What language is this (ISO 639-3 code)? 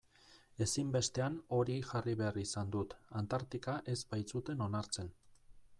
eus